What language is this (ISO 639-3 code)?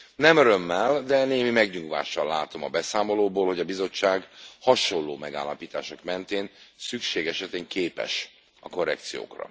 hun